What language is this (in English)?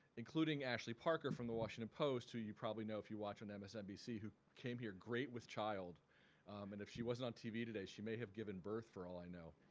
English